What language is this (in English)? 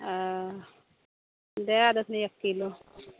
Maithili